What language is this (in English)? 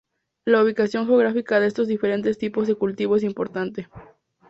Spanish